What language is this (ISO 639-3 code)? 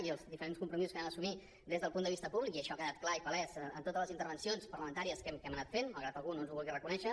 cat